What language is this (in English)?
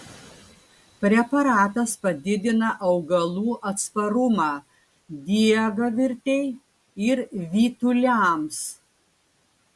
Lithuanian